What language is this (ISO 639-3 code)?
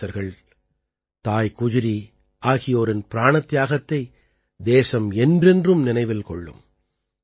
tam